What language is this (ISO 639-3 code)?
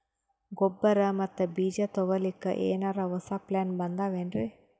kan